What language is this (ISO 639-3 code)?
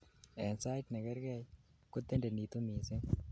kln